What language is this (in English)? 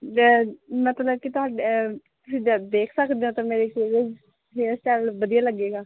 Punjabi